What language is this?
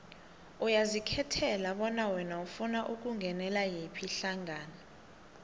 South Ndebele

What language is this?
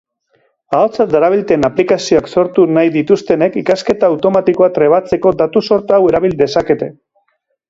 Basque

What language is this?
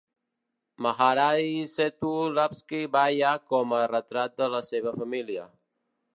Catalan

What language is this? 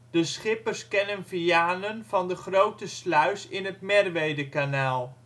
Dutch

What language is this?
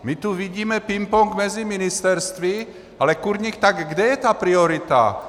Czech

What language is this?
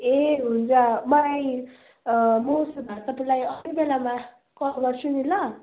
Nepali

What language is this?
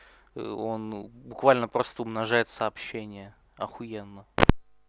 Russian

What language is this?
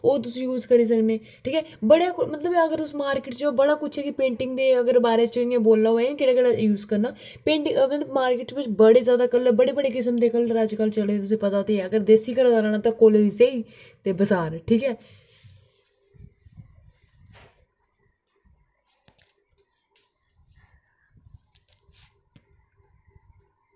Dogri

